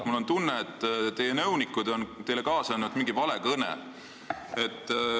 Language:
Estonian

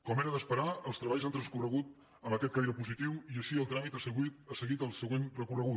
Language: Catalan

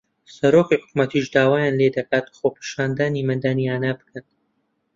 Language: Central Kurdish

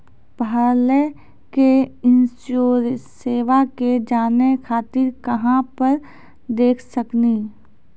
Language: Maithili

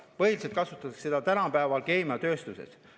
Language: Estonian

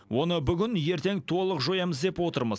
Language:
Kazakh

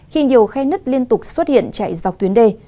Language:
Vietnamese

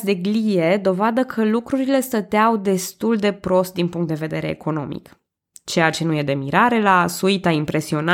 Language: Romanian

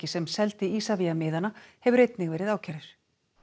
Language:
Icelandic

